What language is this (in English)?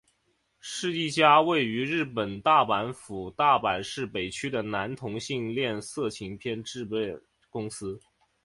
Chinese